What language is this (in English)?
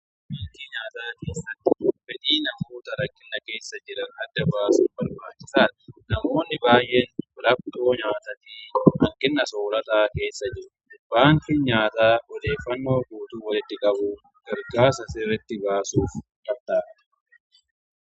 Oromo